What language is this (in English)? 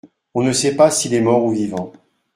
French